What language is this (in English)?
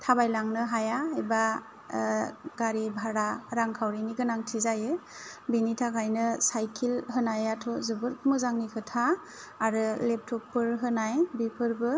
Bodo